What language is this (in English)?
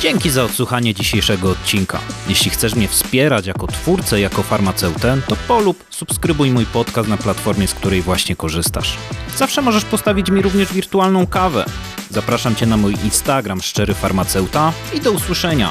Polish